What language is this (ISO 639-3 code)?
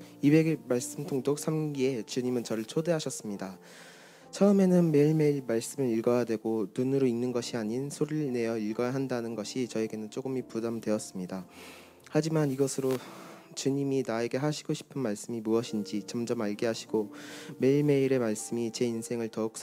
kor